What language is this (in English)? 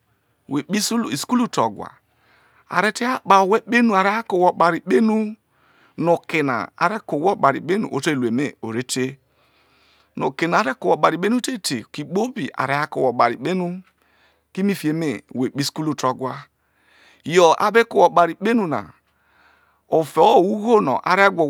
Isoko